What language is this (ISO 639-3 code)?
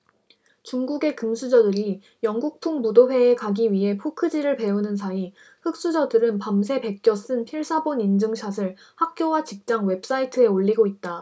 kor